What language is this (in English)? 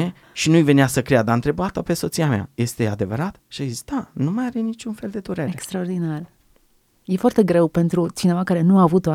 Romanian